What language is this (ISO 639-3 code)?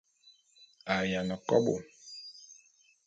bum